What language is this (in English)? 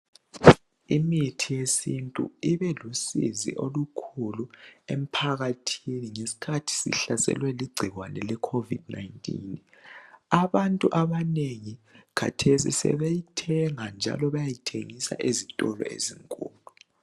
North Ndebele